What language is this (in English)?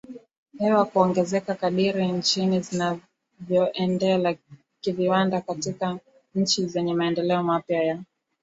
Swahili